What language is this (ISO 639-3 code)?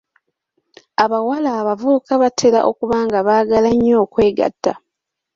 lug